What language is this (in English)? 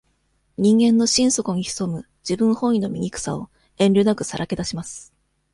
Japanese